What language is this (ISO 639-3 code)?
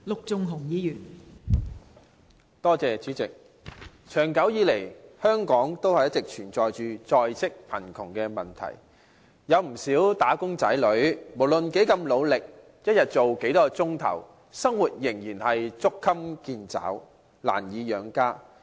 yue